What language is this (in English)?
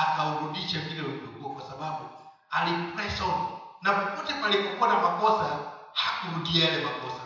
Swahili